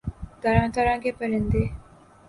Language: Urdu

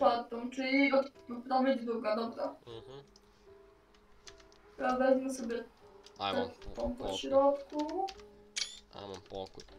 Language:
Polish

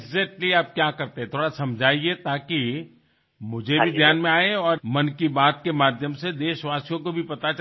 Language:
Hindi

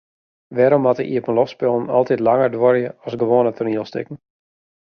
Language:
Western Frisian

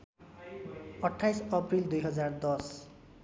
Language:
Nepali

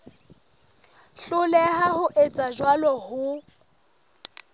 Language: Southern Sotho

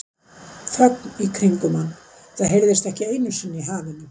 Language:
Icelandic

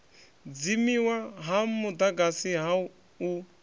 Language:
Venda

